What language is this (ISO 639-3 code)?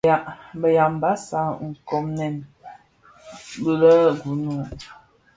ksf